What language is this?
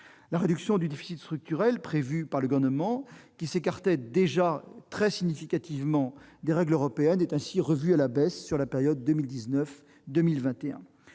French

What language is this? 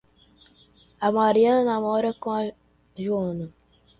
Portuguese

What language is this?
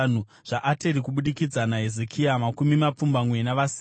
Shona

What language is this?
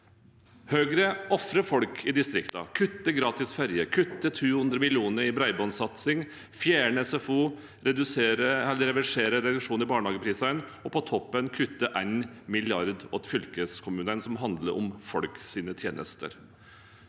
Norwegian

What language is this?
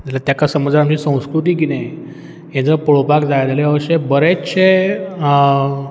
Konkani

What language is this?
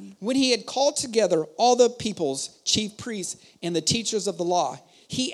German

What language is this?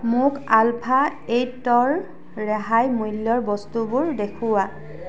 Assamese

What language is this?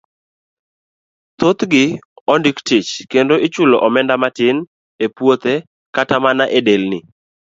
Luo (Kenya and Tanzania)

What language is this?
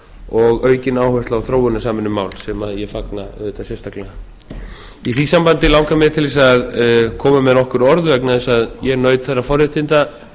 Icelandic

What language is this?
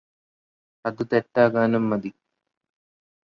Malayalam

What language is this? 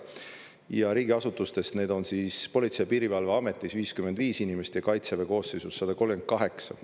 Estonian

